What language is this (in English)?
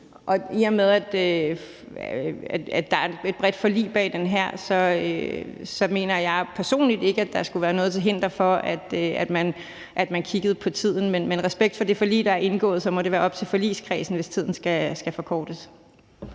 Danish